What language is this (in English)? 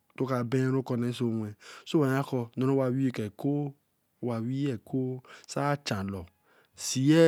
Eleme